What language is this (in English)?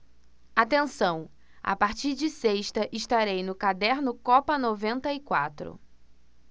Portuguese